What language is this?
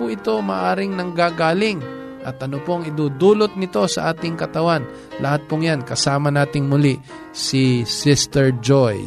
Filipino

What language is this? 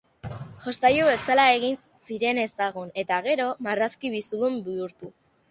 Basque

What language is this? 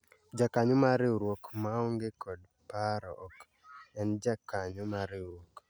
Luo (Kenya and Tanzania)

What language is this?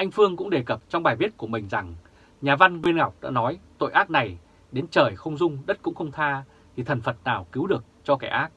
Vietnamese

